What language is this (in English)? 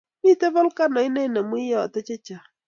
Kalenjin